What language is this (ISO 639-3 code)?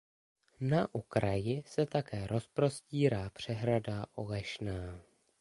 ces